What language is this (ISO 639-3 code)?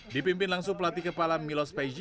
ind